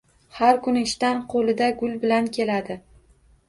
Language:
Uzbek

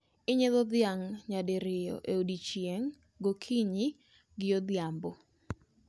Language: Luo (Kenya and Tanzania)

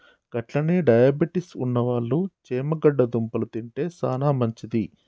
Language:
Telugu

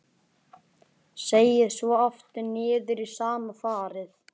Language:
Icelandic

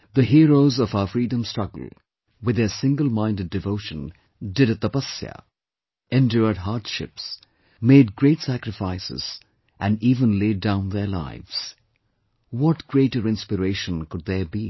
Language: English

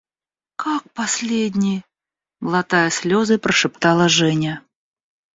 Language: Russian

